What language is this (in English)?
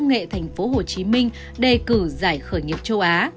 Vietnamese